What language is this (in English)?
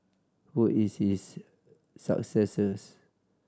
English